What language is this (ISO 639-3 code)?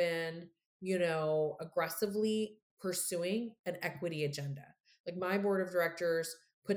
eng